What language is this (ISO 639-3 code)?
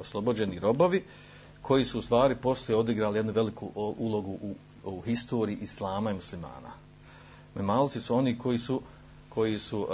hrv